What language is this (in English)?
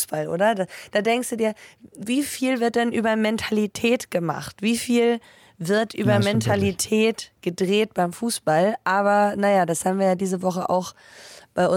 German